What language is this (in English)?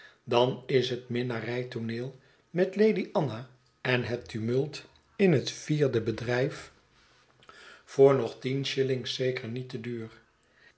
Dutch